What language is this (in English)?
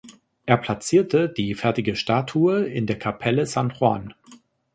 German